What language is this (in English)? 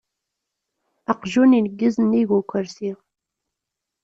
Kabyle